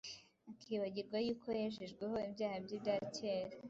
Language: Kinyarwanda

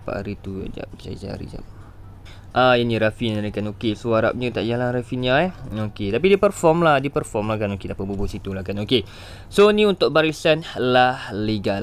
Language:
Malay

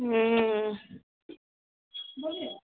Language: Maithili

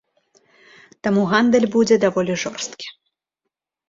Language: Belarusian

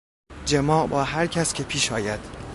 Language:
Persian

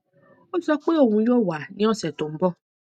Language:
Yoruba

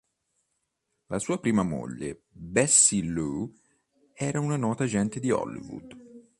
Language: Italian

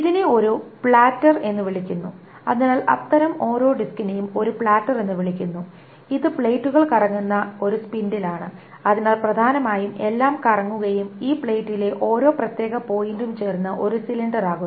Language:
Malayalam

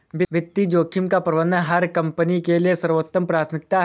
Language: Hindi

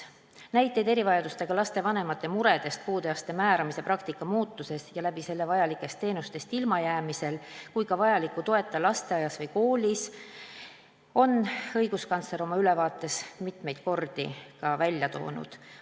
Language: Estonian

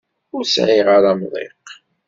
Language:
Kabyle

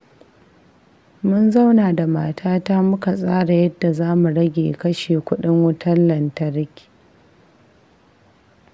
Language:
Hausa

